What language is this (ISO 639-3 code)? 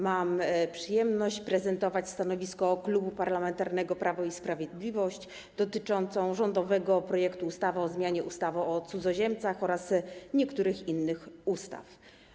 pol